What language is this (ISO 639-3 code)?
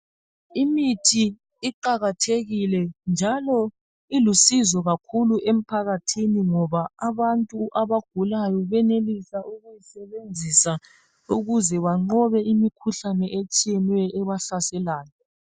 nde